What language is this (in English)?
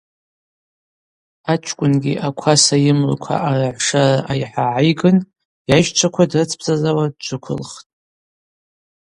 Abaza